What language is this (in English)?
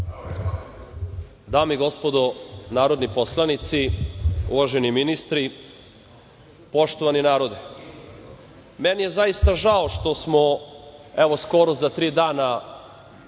Serbian